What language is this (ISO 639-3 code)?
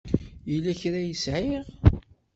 kab